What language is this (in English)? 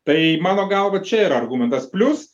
Lithuanian